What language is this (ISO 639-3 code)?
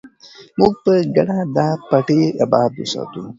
pus